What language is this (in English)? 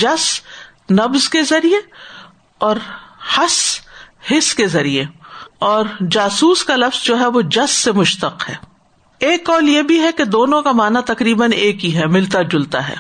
Urdu